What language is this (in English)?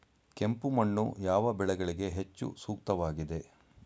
Kannada